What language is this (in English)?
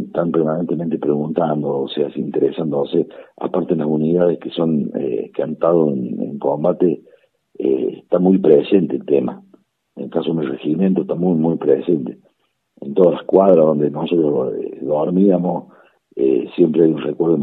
Spanish